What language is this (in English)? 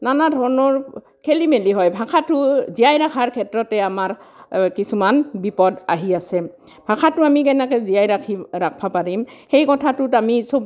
Assamese